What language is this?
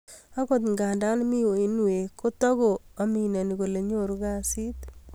Kalenjin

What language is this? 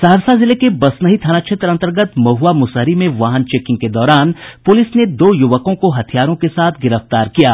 Hindi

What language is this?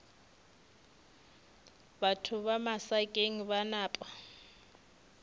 Northern Sotho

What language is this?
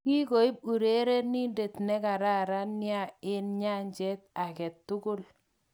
Kalenjin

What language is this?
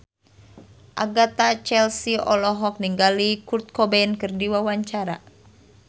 Sundanese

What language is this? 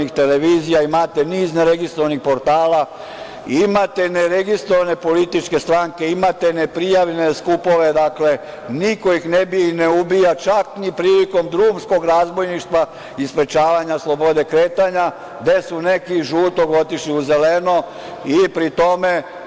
Serbian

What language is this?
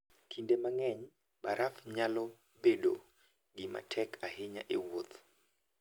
Luo (Kenya and Tanzania)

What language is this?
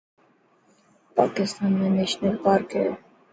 Dhatki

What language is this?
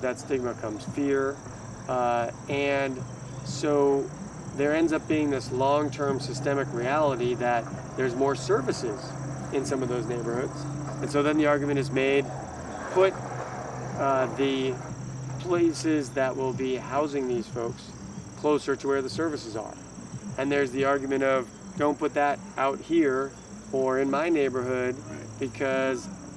English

